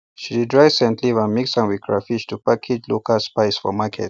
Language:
Nigerian Pidgin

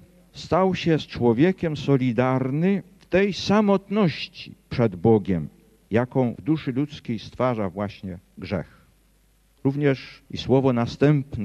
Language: Polish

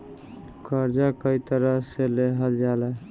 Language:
Bhojpuri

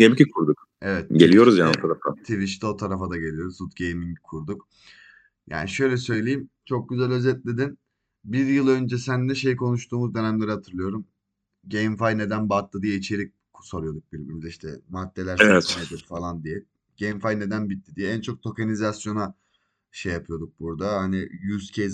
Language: Turkish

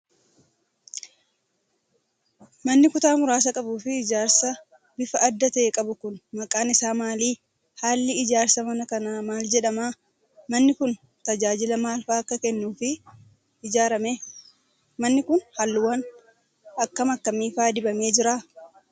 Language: Oromo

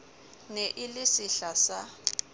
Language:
Southern Sotho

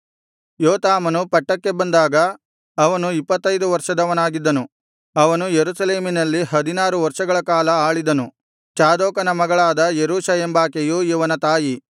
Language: Kannada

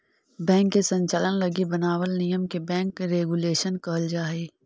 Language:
Magahi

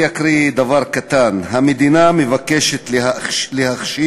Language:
Hebrew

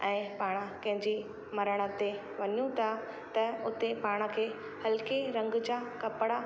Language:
Sindhi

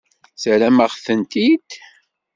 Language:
Kabyle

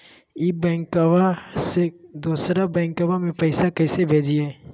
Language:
Magahi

